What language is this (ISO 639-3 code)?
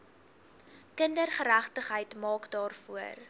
afr